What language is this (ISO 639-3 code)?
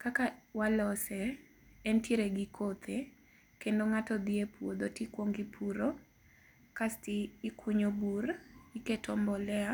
luo